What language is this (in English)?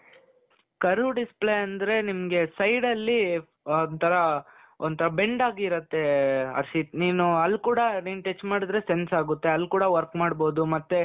Kannada